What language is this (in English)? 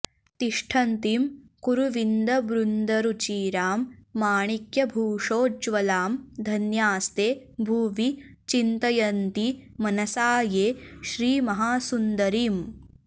Sanskrit